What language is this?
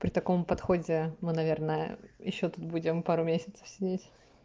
Russian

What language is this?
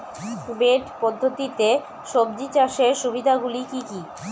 Bangla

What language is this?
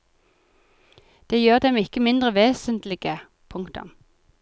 Norwegian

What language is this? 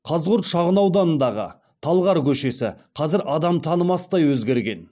Kazakh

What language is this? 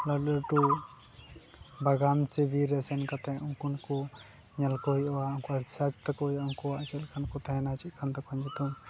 Santali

